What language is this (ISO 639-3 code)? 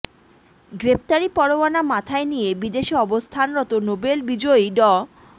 ben